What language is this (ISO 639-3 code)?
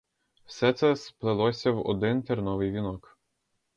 ukr